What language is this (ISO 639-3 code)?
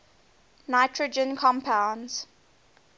eng